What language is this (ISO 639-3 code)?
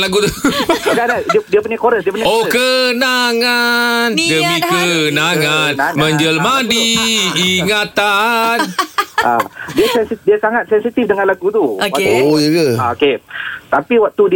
msa